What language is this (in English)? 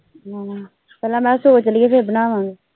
Punjabi